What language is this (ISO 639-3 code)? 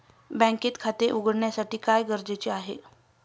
mar